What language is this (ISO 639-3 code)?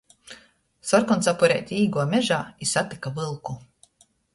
ltg